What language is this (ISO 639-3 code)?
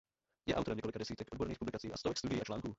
ces